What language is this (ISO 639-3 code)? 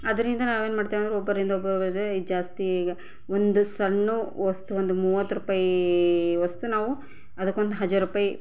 kan